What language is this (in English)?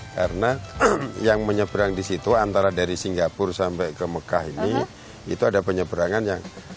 Indonesian